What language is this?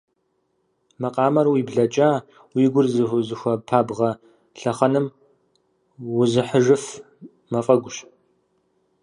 Kabardian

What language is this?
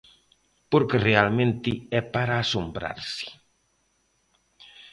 Galician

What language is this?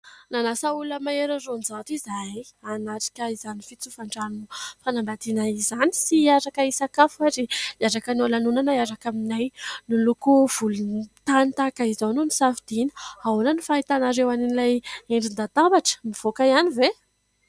Malagasy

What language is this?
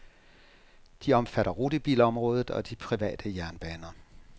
Danish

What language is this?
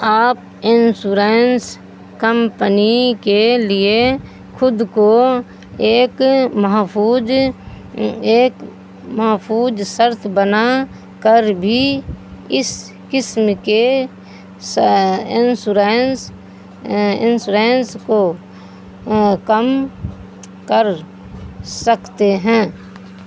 Urdu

